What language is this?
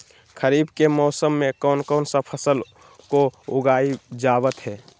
Magahi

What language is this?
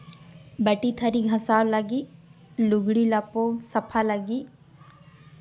Santali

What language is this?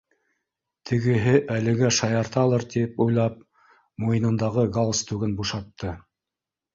Bashkir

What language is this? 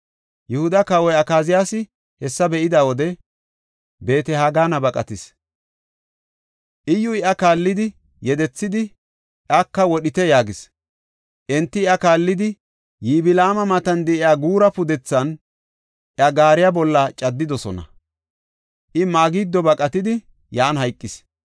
Gofa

